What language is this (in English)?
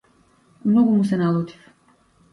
Macedonian